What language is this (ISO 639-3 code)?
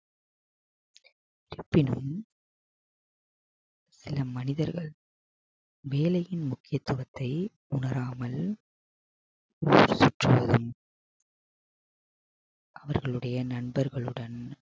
tam